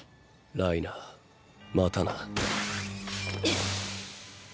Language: Japanese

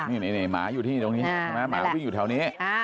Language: Thai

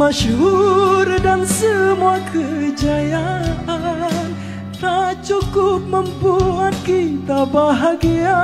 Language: Indonesian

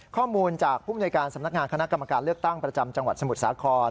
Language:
Thai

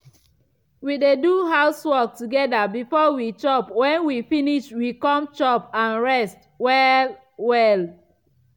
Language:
Nigerian Pidgin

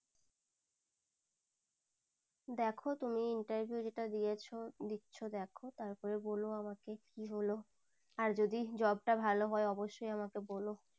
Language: Bangla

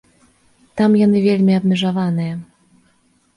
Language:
Belarusian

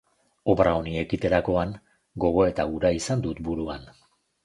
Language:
Basque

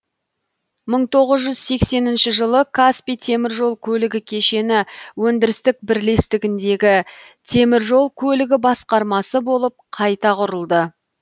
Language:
Kazakh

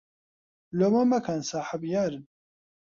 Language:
Central Kurdish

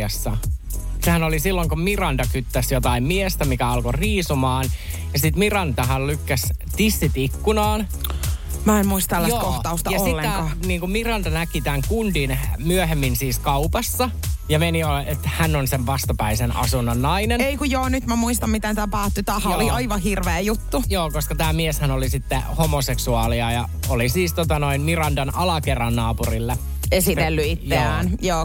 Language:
Finnish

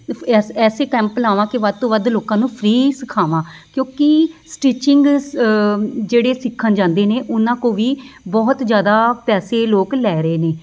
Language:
Punjabi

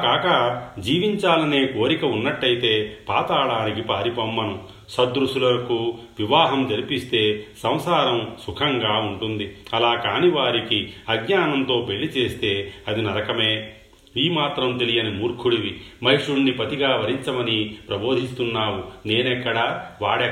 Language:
Telugu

